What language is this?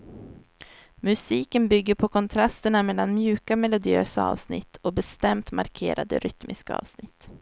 Swedish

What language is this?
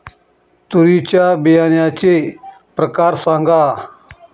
Marathi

